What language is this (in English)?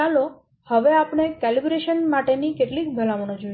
Gujarati